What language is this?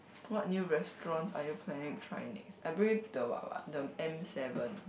English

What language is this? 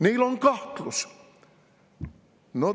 Estonian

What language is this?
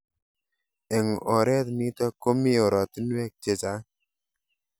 Kalenjin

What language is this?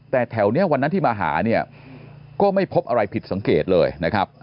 Thai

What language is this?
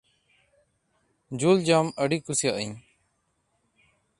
Santali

